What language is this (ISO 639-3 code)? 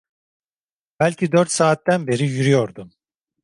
tur